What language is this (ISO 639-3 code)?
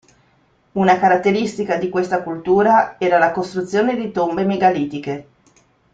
ita